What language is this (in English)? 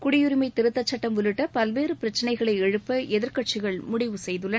Tamil